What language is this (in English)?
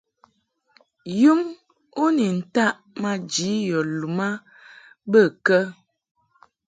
Mungaka